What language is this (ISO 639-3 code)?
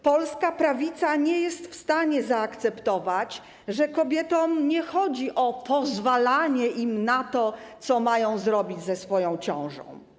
pol